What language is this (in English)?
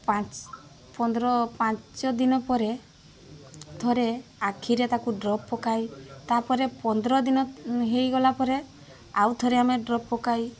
Odia